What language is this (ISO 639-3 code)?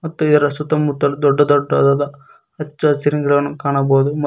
kan